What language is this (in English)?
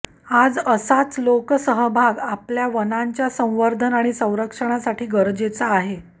Marathi